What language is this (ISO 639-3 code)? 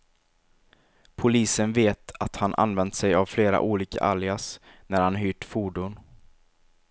swe